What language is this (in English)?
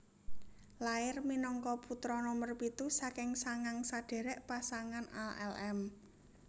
Javanese